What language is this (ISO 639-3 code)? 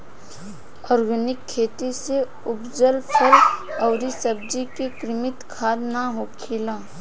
bho